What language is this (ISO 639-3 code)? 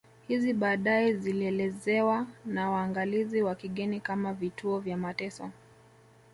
swa